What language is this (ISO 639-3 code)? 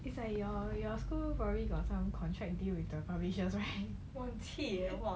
eng